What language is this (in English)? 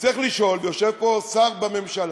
Hebrew